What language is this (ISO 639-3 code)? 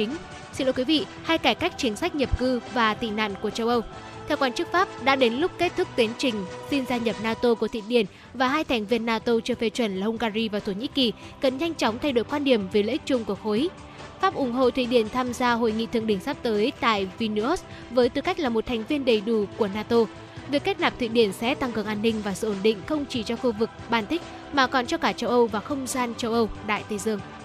vie